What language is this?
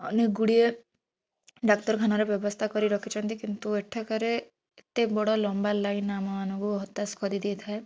Odia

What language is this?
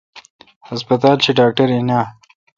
Kalkoti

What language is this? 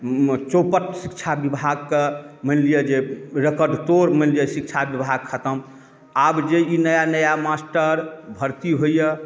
Maithili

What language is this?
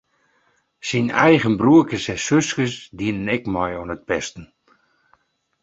Western Frisian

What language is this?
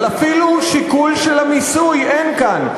Hebrew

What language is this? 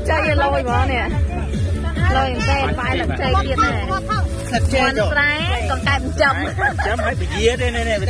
Thai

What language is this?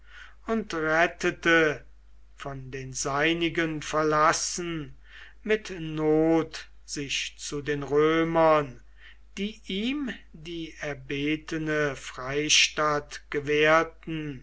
German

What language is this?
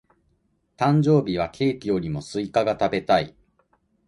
Japanese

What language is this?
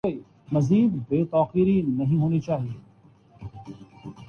Urdu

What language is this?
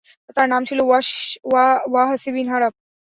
Bangla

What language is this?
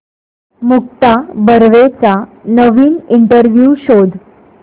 Marathi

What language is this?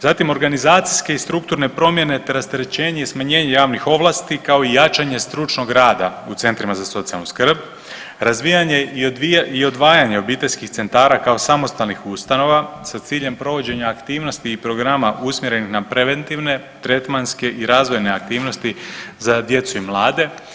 Croatian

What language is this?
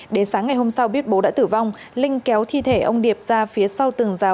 Vietnamese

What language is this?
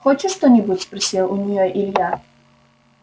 Russian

